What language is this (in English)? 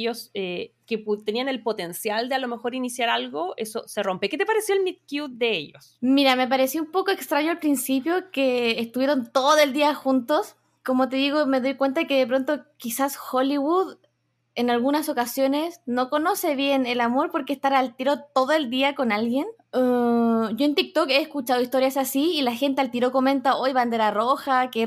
Spanish